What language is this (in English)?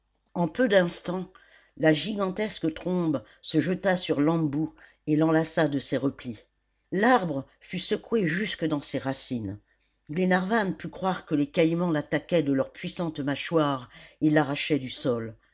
French